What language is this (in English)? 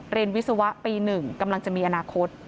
Thai